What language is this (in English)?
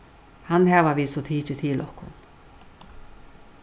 Faroese